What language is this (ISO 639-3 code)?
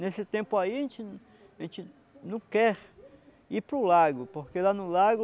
por